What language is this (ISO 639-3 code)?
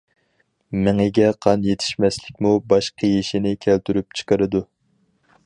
uig